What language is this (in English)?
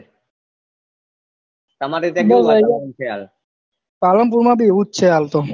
Gujarati